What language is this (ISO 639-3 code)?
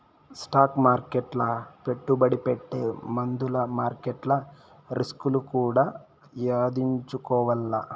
tel